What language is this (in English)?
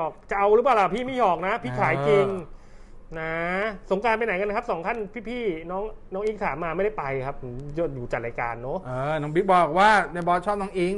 Thai